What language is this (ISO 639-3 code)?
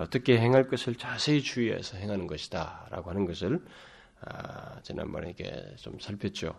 kor